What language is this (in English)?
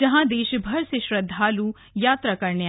Hindi